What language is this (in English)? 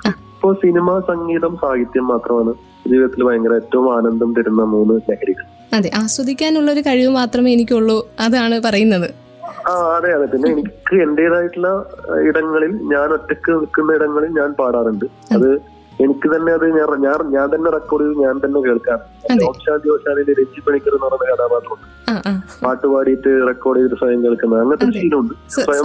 Malayalam